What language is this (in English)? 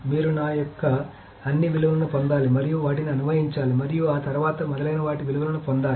Telugu